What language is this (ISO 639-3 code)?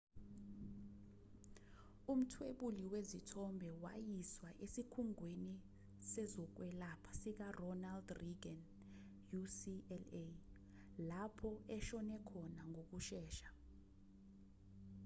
zul